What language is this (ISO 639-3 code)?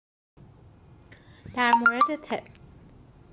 fas